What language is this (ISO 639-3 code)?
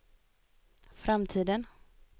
swe